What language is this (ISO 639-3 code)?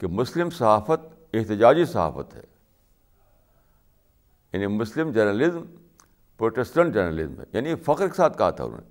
urd